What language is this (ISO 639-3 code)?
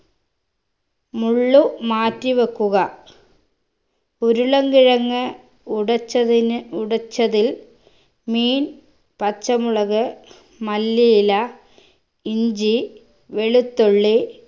mal